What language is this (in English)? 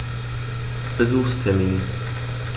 German